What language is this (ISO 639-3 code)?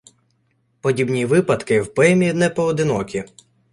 ukr